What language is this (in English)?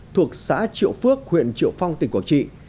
Vietnamese